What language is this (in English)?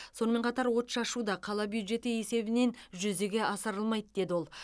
Kazakh